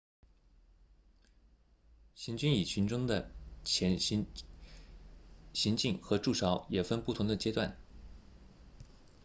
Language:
Chinese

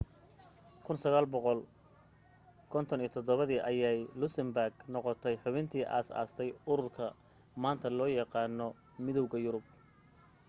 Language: Somali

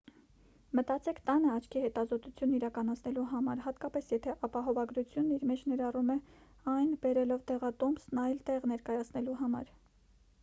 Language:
Armenian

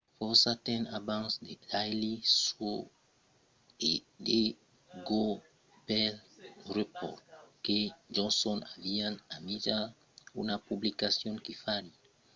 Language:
Occitan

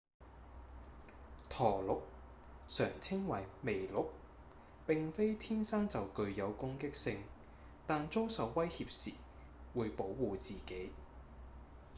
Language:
Cantonese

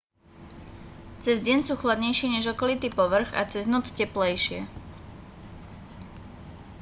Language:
Slovak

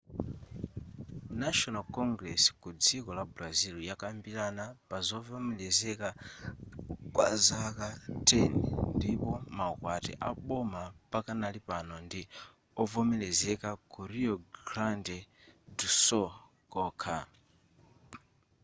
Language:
Nyanja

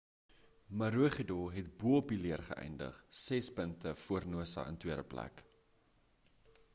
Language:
Afrikaans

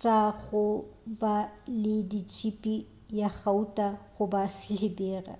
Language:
Northern Sotho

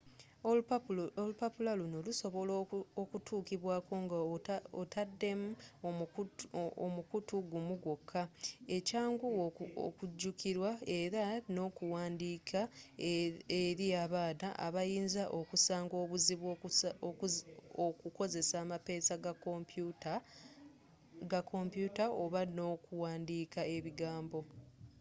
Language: Ganda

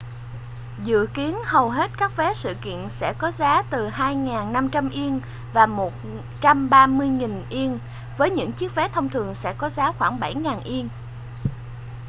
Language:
Vietnamese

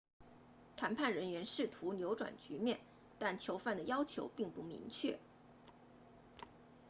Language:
Chinese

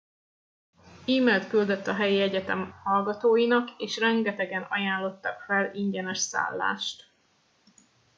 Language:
Hungarian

